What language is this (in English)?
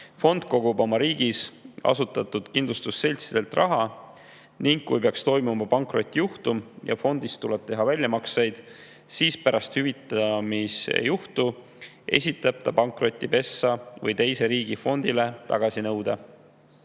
Estonian